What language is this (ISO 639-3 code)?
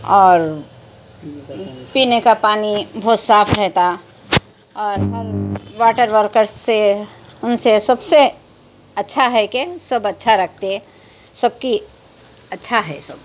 urd